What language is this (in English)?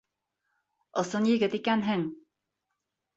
Bashkir